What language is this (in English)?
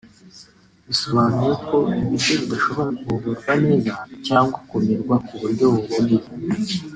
Kinyarwanda